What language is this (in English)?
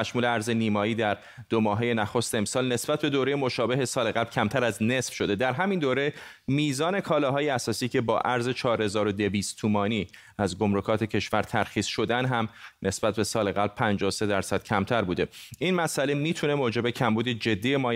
Persian